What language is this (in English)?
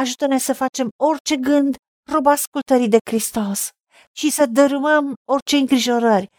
Romanian